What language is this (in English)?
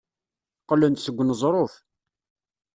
Kabyle